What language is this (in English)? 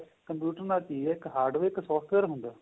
Punjabi